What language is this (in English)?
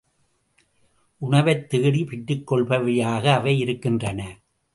Tamil